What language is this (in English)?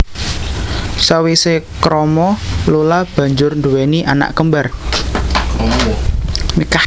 Javanese